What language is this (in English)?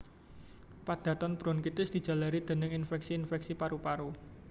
Javanese